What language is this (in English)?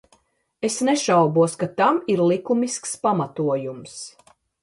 Latvian